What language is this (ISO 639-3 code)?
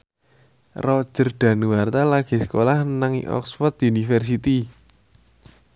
jav